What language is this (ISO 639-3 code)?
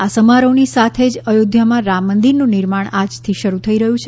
guj